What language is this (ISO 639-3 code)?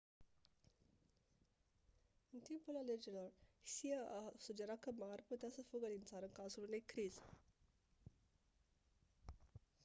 ron